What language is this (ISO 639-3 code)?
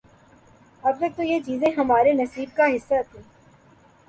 urd